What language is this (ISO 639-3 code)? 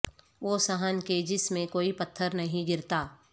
urd